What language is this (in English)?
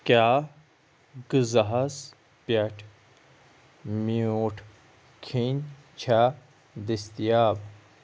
Kashmiri